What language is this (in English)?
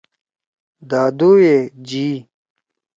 Torwali